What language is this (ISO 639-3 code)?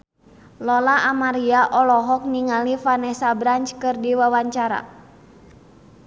sun